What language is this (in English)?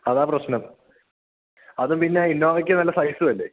Malayalam